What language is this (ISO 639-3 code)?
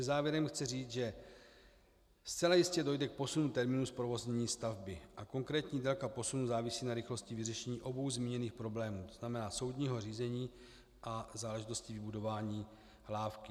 ces